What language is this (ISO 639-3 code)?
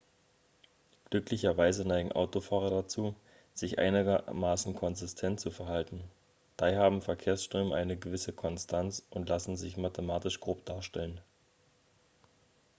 deu